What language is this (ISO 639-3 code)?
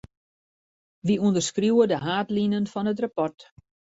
fry